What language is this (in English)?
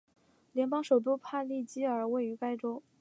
Chinese